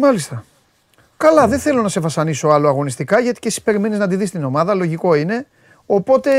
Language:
Greek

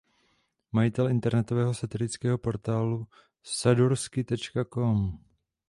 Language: Czech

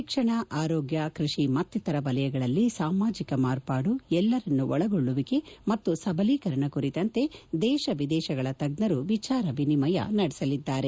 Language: Kannada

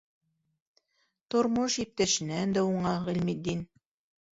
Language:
Bashkir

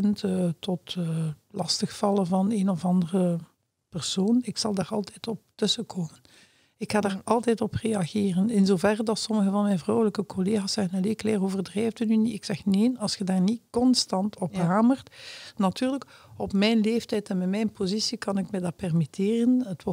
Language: Dutch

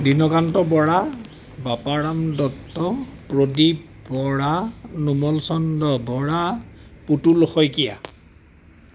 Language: Assamese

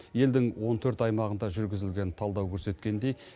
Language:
Kazakh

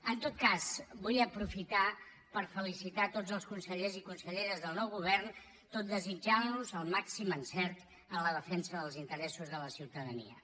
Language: Catalan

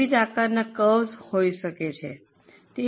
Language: Gujarati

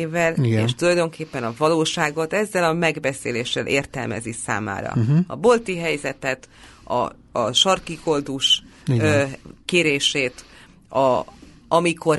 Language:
Hungarian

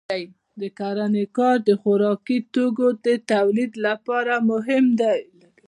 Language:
Pashto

